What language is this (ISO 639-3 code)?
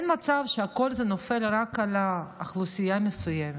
heb